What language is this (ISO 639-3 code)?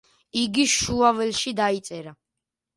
kat